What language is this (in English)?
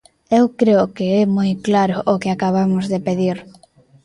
Galician